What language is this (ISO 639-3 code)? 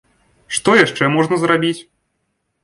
bel